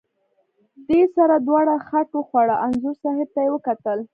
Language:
Pashto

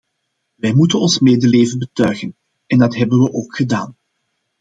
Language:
Dutch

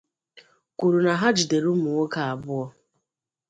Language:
Igbo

